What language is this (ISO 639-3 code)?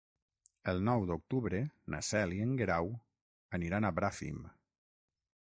cat